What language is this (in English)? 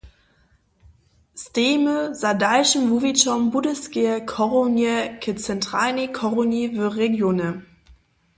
Upper Sorbian